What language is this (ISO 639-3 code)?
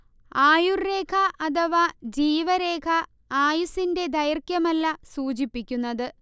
mal